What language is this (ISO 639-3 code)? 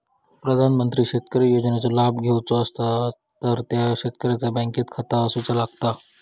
mar